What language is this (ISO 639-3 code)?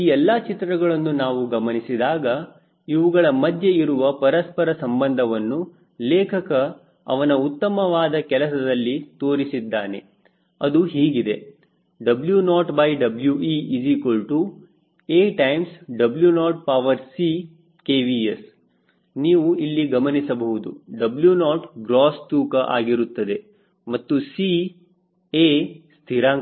kan